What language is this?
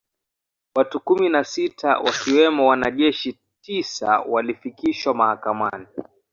Swahili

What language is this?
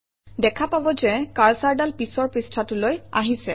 Assamese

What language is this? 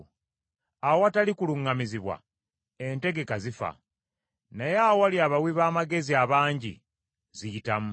Ganda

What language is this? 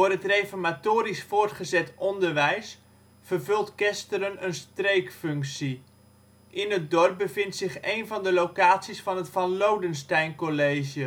Dutch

